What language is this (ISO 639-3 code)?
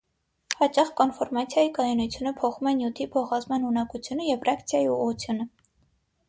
hye